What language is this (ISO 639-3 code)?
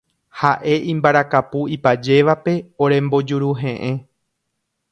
grn